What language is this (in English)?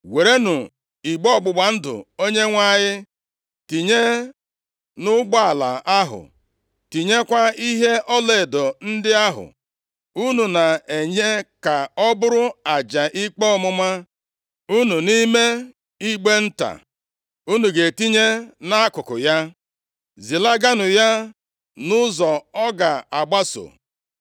Igbo